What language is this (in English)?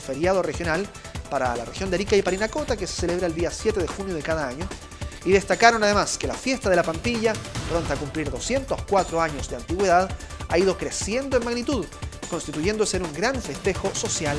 Spanish